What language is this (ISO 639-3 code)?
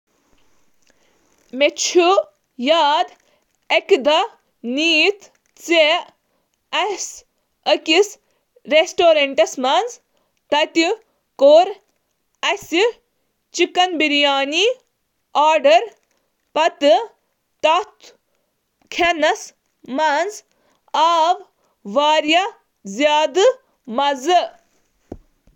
kas